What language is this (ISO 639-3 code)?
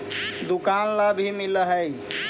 mag